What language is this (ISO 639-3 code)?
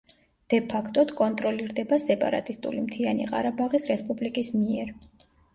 kat